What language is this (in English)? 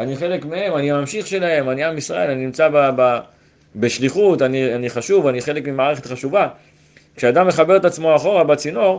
Hebrew